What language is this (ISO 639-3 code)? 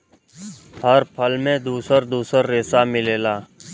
bho